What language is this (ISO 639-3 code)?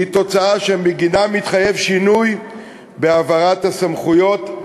heb